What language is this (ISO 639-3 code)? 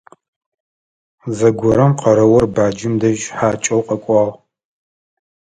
ady